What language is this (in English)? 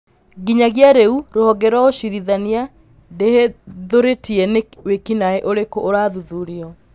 Kikuyu